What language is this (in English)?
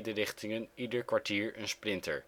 Dutch